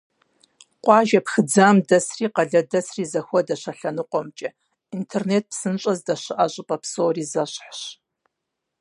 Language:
Kabardian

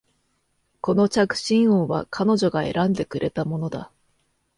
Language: Japanese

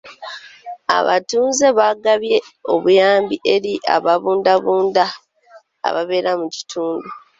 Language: Ganda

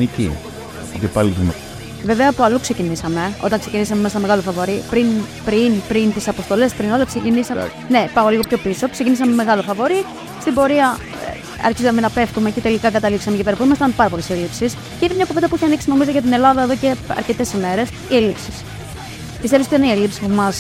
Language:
Greek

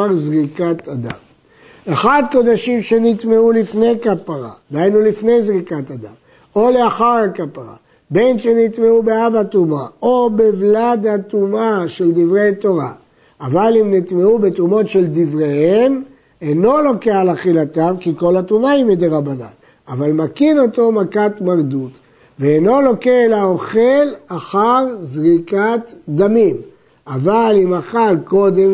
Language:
Hebrew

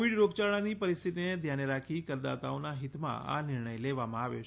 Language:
Gujarati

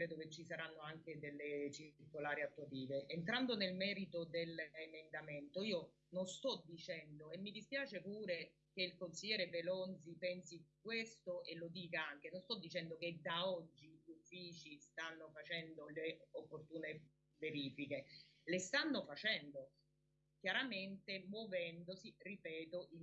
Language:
Italian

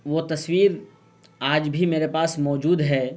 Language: Urdu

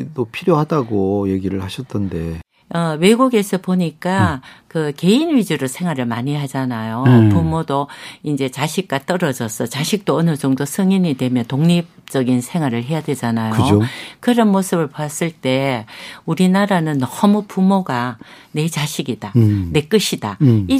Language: Korean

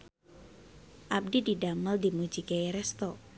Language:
Sundanese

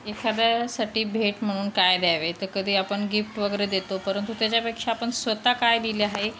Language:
Marathi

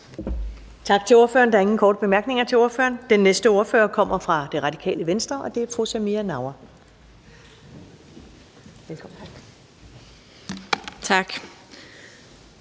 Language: Danish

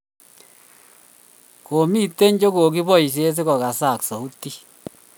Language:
Kalenjin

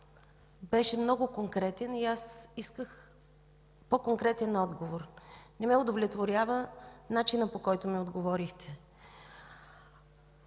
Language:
Bulgarian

